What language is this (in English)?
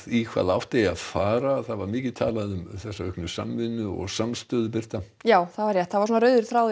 Icelandic